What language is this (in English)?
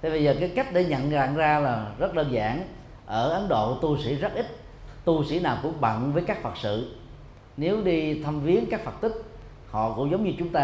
Vietnamese